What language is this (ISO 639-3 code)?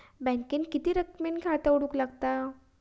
mar